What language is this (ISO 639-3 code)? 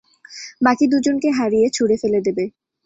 ben